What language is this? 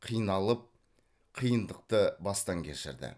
Kazakh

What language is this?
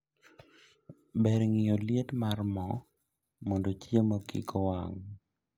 Luo (Kenya and Tanzania)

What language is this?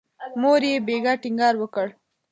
Pashto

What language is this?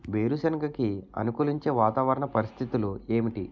Telugu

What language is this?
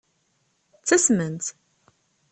Kabyle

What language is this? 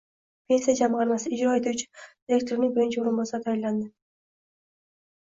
Uzbek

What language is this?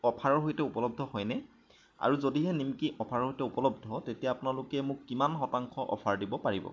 Assamese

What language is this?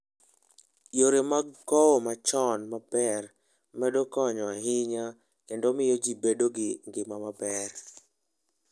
Luo (Kenya and Tanzania)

